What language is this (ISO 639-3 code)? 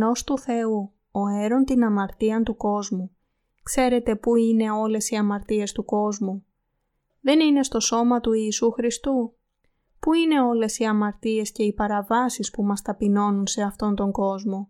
ell